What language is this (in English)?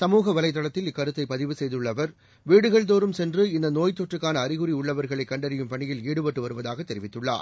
Tamil